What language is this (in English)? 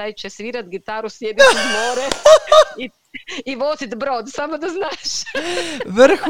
Croatian